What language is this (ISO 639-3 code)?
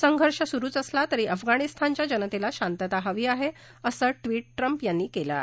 mar